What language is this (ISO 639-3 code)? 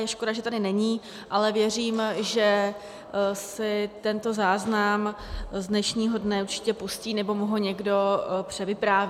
ces